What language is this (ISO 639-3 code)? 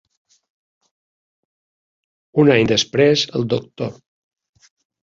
cat